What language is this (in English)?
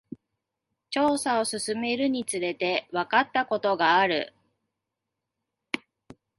Japanese